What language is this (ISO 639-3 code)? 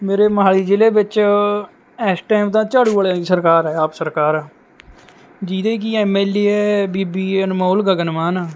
pan